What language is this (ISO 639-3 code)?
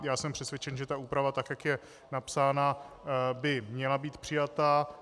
ces